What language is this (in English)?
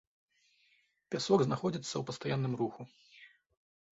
Belarusian